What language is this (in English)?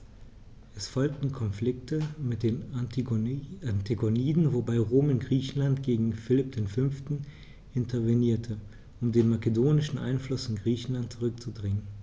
German